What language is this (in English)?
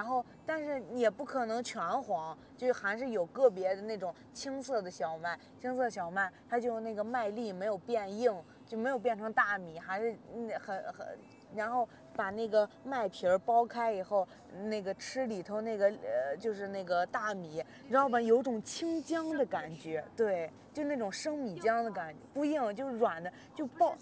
Chinese